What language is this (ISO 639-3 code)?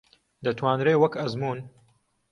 ckb